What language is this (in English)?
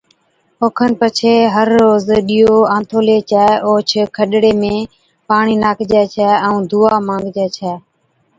Od